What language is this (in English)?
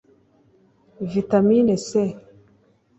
Kinyarwanda